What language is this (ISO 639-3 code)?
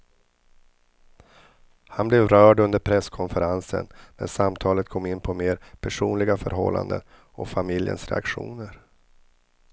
swe